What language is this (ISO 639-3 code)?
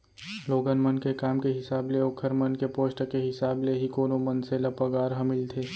hne